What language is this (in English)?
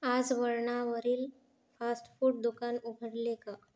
Marathi